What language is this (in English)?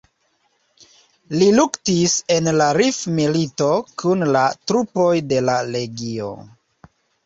Esperanto